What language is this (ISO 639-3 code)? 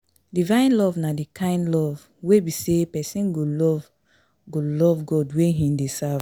pcm